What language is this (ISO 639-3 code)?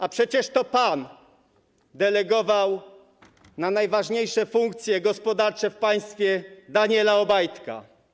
pol